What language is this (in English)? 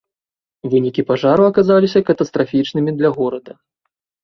Belarusian